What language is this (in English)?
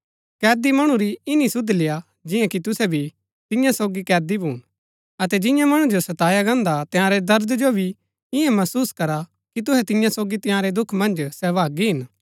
Gaddi